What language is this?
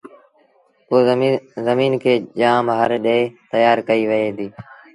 Sindhi Bhil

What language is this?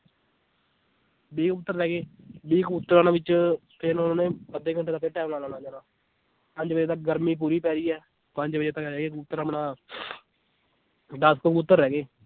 Punjabi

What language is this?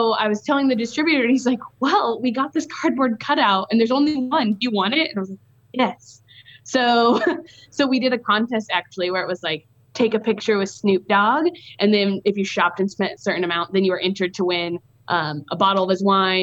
English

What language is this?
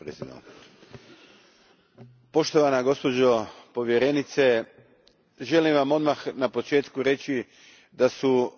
Croatian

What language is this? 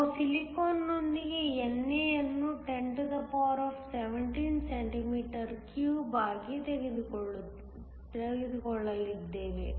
Kannada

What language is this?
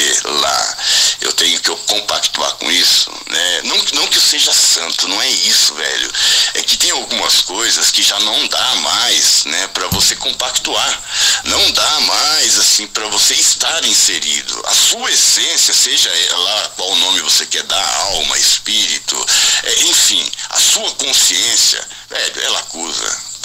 Portuguese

